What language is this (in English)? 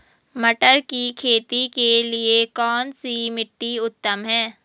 Hindi